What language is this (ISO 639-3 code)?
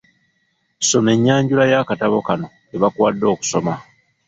lug